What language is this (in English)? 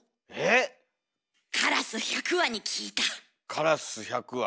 Japanese